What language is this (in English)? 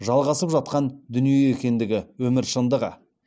Kazakh